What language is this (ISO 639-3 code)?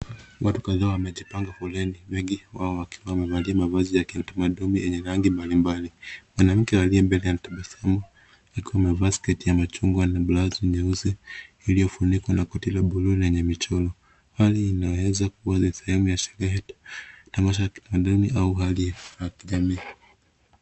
swa